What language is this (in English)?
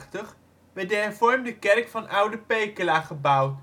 Dutch